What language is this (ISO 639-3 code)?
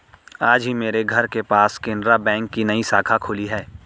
hin